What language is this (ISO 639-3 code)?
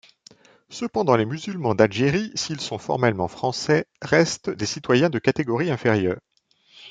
fra